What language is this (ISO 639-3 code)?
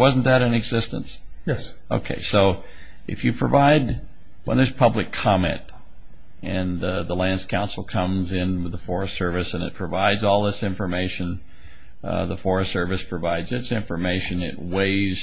eng